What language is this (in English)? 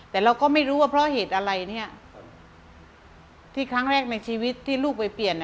Thai